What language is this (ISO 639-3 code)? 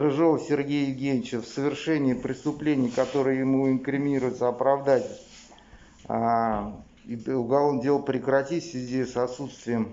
rus